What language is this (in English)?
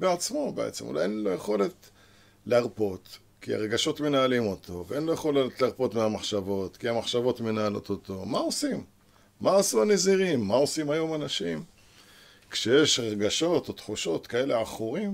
Hebrew